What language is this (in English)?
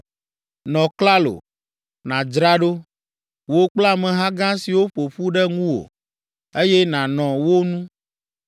Ewe